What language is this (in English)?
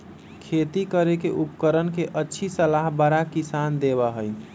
Magahi